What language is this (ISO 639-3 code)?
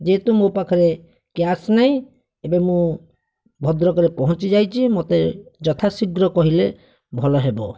ori